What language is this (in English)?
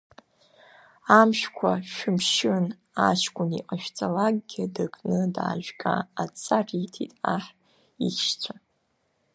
Abkhazian